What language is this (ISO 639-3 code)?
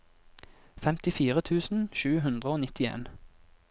nor